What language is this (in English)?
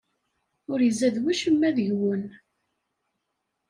Kabyle